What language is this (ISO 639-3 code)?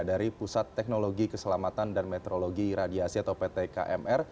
ind